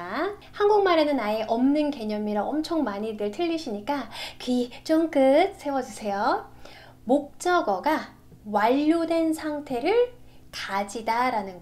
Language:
Korean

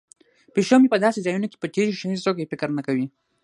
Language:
Pashto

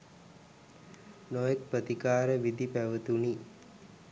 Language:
Sinhala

